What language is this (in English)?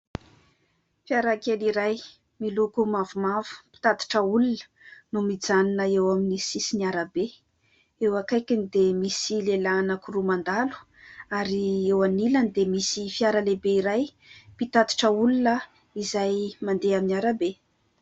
Malagasy